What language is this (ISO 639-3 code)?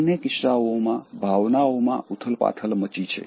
guj